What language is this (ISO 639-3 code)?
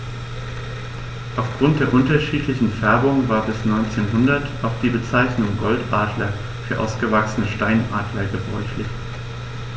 deu